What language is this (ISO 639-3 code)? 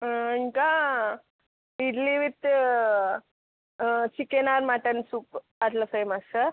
tel